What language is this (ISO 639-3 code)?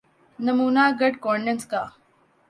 urd